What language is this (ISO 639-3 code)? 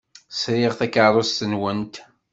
kab